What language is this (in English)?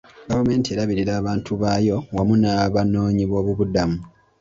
Ganda